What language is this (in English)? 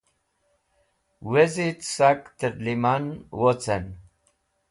Wakhi